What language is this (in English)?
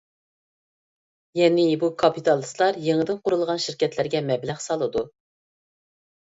Uyghur